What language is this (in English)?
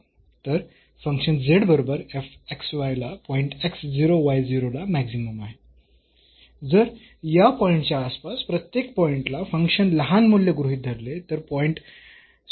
Marathi